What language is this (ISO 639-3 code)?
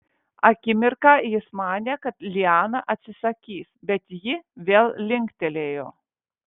lit